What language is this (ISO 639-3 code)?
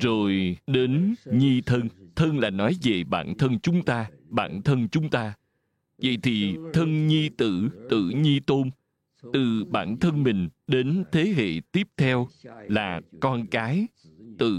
vie